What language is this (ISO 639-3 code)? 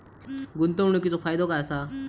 mar